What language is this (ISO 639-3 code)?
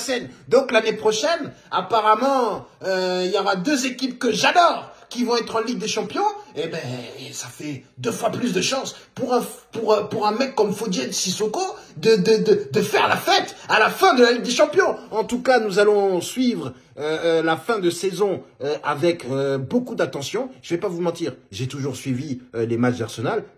fra